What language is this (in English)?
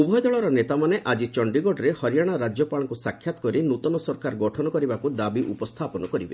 Odia